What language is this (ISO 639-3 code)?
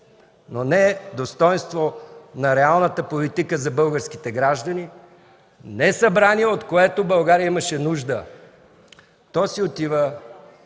bul